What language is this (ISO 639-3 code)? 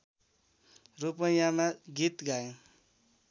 nep